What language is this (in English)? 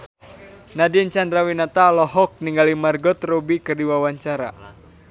Sundanese